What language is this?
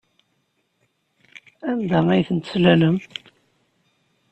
Kabyle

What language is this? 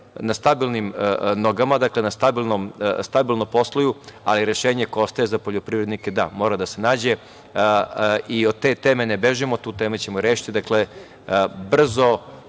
Serbian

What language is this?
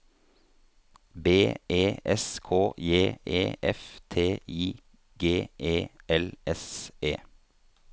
Norwegian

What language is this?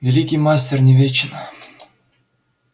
Russian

